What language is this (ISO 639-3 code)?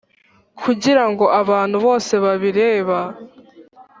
kin